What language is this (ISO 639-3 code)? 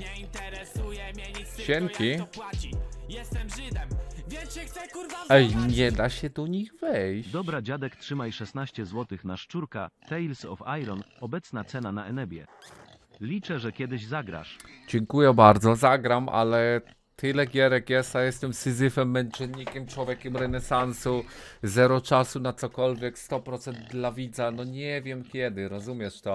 pol